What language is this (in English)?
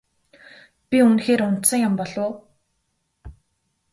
Mongolian